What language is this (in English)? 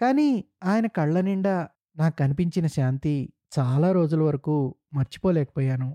Telugu